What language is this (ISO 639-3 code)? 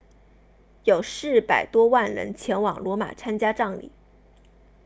zho